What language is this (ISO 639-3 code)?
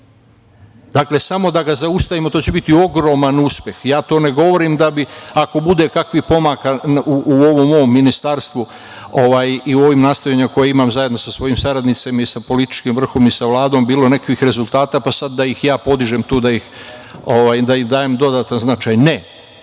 srp